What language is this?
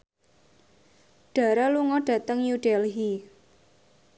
Javanese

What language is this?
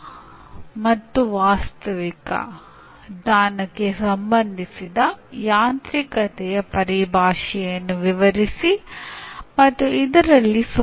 Kannada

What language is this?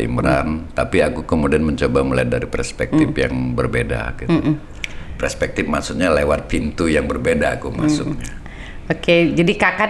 Indonesian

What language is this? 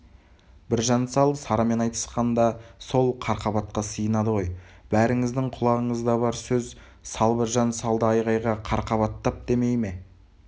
Kazakh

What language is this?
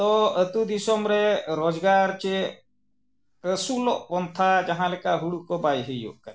Santali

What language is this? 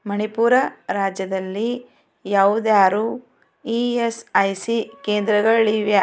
Kannada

